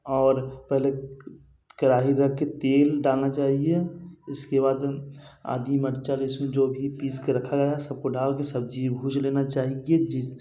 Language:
Hindi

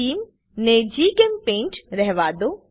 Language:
Gujarati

